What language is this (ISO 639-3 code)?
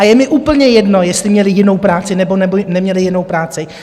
ces